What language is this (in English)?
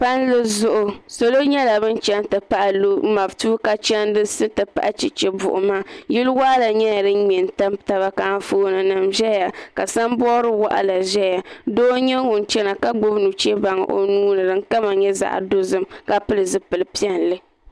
Dagbani